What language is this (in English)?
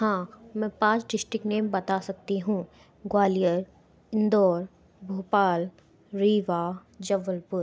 Hindi